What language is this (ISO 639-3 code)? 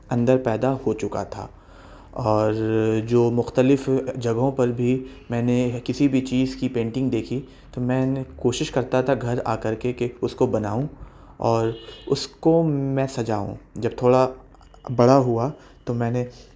urd